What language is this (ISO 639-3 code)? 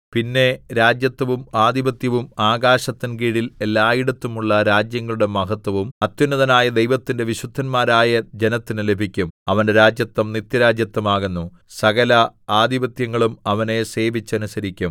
mal